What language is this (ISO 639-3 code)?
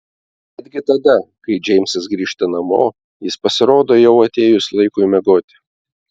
lit